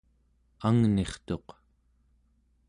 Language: Central Yupik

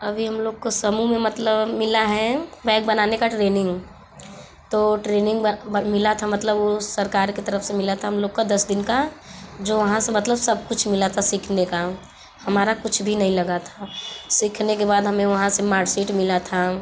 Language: Hindi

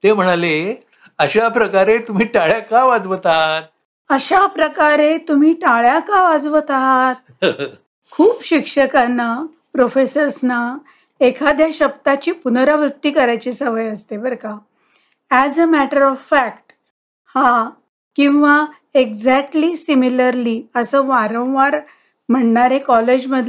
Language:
Marathi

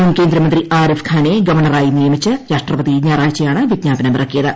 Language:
Malayalam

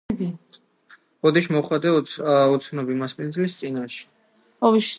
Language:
Georgian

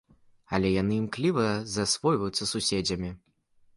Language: Belarusian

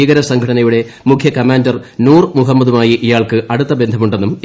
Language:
Malayalam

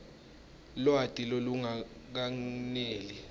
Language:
Swati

